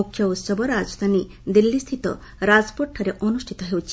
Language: Odia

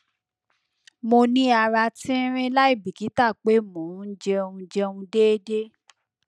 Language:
Yoruba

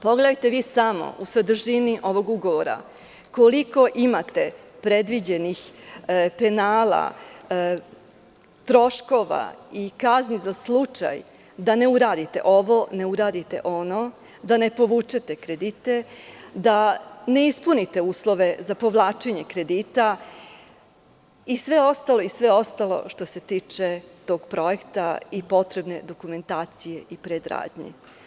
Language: Serbian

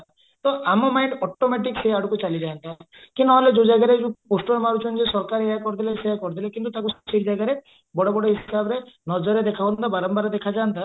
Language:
Odia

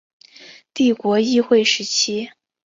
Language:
Chinese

